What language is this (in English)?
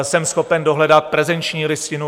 Czech